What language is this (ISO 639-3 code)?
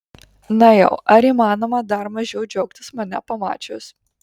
lit